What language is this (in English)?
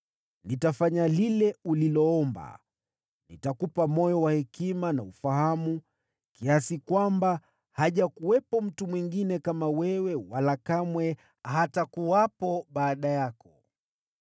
Swahili